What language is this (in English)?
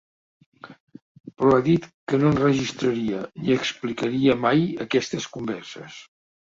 Catalan